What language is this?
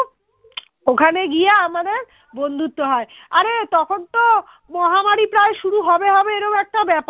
Bangla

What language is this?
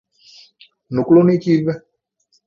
Divehi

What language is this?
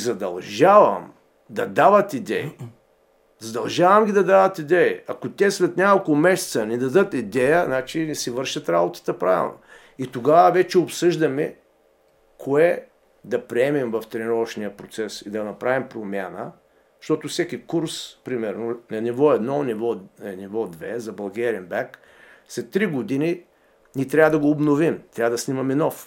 Bulgarian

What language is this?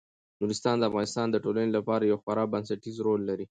Pashto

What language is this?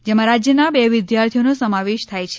Gujarati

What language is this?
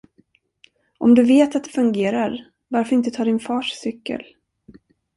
Swedish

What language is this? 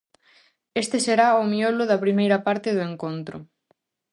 Galician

